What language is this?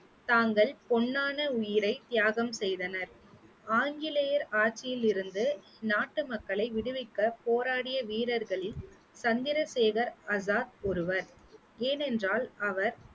Tamil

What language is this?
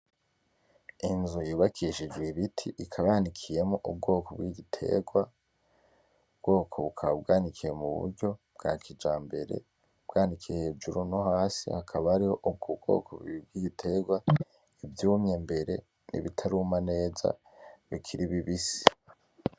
Rundi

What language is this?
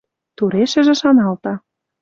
Western Mari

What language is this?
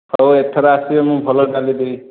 Odia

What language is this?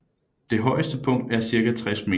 Danish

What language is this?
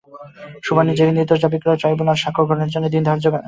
Bangla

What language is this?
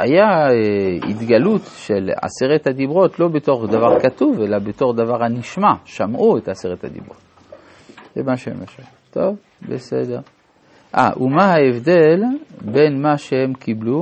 Hebrew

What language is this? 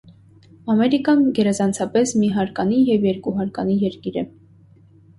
Armenian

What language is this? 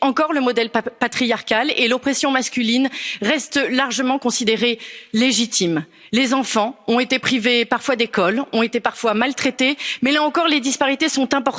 French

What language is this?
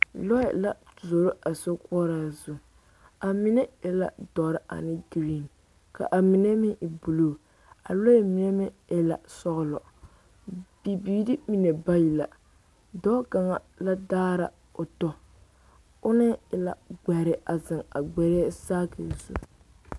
Southern Dagaare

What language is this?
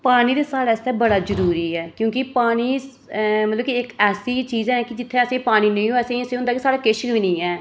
Dogri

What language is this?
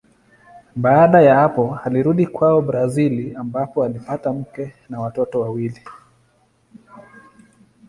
Swahili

